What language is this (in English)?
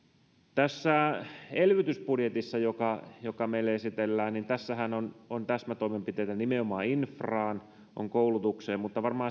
Finnish